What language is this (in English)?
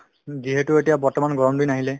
Assamese